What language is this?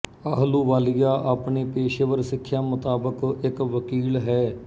Punjabi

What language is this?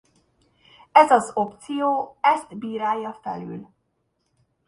Hungarian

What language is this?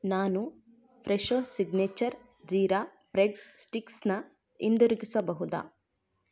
Kannada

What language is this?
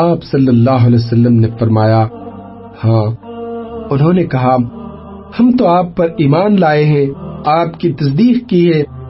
Urdu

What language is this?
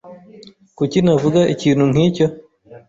Kinyarwanda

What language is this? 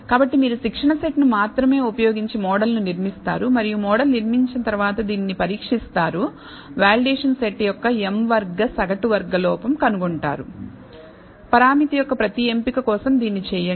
Telugu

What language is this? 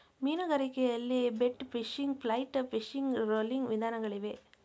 Kannada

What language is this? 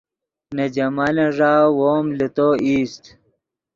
Yidgha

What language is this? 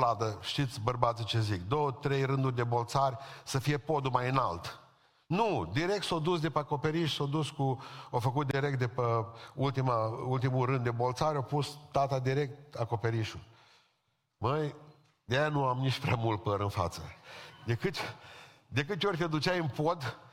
Romanian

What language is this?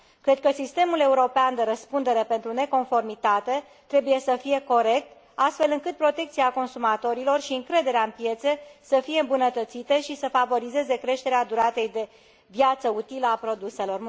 Romanian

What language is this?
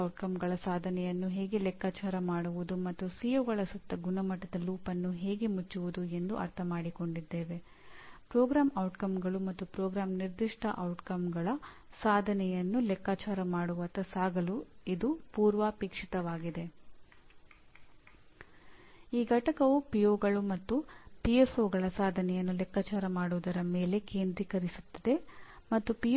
Kannada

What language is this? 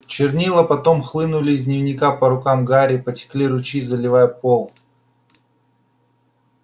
Russian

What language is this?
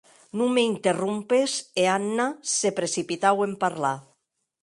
Occitan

